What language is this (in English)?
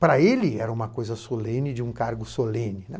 Portuguese